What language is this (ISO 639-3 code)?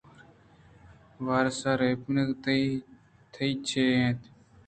bgp